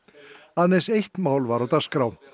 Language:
Icelandic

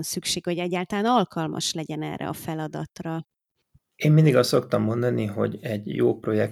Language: Hungarian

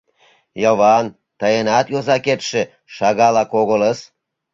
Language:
Mari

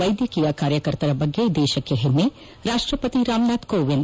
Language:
Kannada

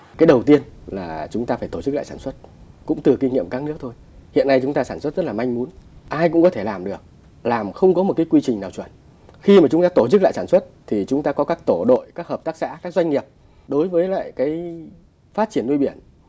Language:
Vietnamese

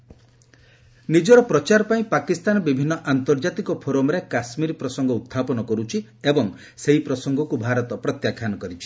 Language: Odia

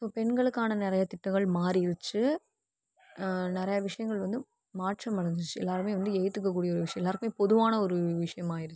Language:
Tamil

